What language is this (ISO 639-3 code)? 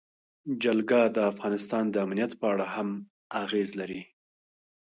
pus